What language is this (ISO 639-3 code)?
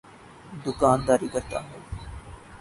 urd